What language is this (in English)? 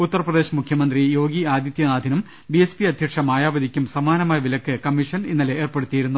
Malayalam